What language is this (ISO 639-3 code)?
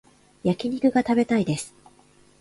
jpn